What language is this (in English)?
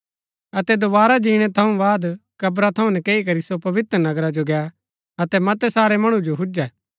Gaddi